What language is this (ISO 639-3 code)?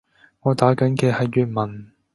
yue